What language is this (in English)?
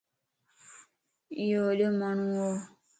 Lasi